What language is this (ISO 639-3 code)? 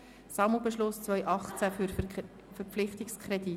gsw